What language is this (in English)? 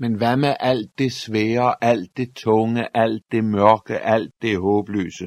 Danish